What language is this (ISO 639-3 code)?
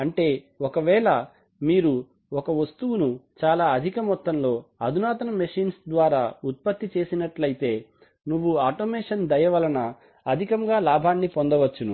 tel